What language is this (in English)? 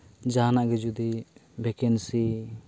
Santali